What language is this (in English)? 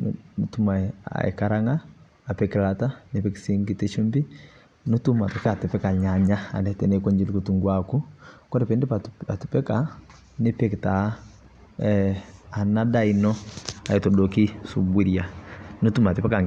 Masai